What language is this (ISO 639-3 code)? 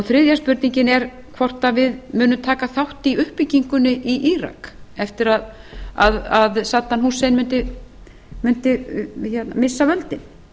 isl